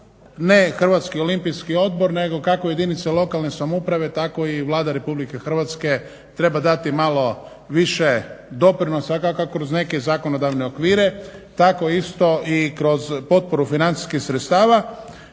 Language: Croatian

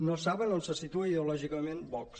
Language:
Catalan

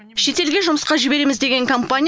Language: Kazakh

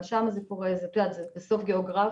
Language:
Hebrew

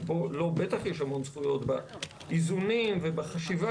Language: Hebrew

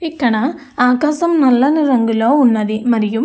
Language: Telugu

